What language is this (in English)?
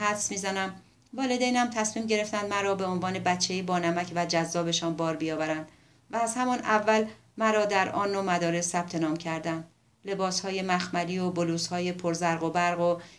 Persian